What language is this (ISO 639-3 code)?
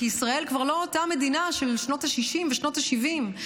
heb